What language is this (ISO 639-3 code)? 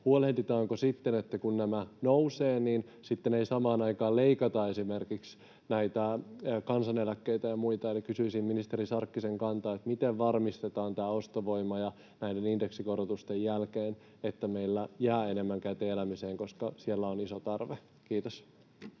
fin